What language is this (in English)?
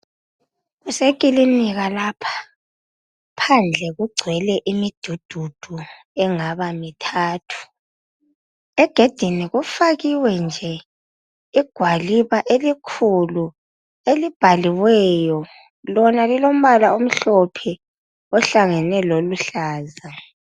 North Ndebele